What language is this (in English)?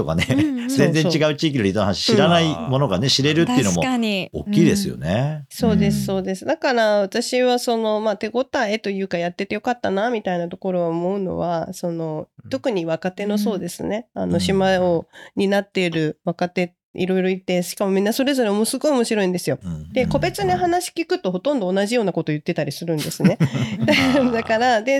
Japanese